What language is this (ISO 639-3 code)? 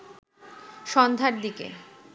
ben